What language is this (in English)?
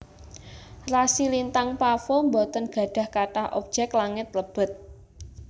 Javanese